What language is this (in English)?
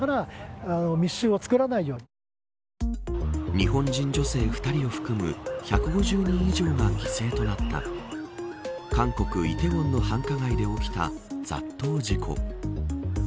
Japanese